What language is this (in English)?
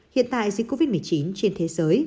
Vietnamese